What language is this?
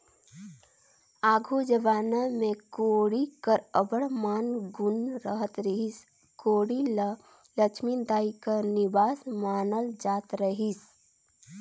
Chhattisgarhi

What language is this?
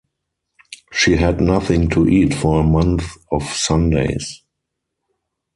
English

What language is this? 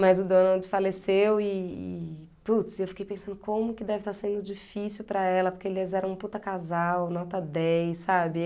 Portuguese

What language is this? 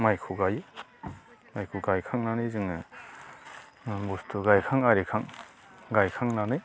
Bodo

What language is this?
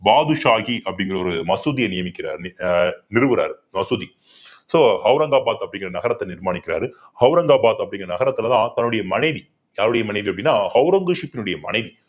Tamil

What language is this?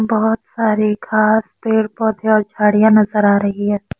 Hindi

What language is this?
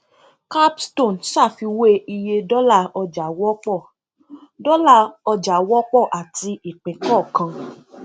Yoruba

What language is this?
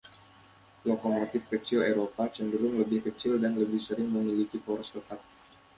Indonesian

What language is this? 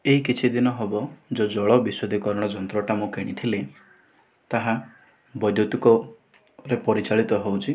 Odia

